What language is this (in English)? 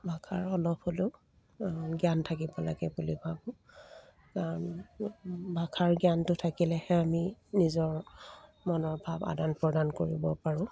Assamese